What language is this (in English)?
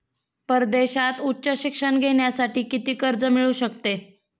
Marathi